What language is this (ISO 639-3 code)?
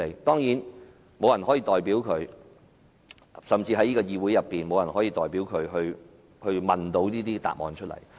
yue